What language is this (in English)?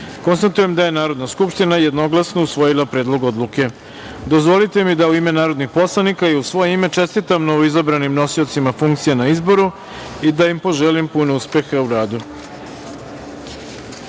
Serbian